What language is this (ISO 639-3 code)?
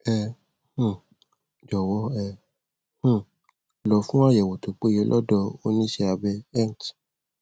yor